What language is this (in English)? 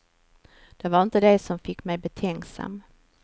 Swedish